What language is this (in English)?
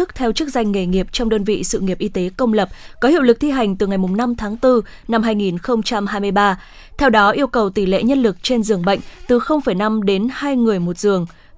Vietnamese